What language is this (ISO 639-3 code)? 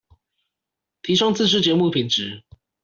zho